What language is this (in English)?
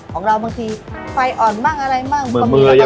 Thai